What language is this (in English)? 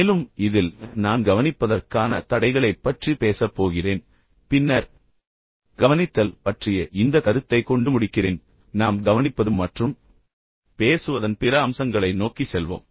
Tamil